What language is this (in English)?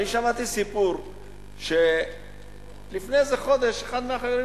Hebrew